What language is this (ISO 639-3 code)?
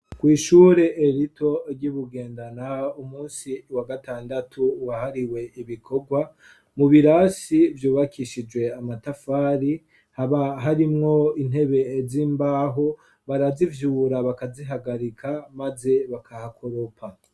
run